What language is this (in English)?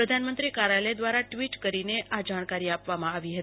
Gujarati